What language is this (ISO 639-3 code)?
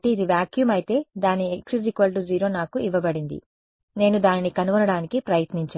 tel